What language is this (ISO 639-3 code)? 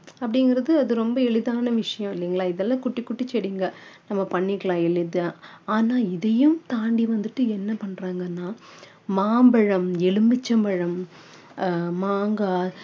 tam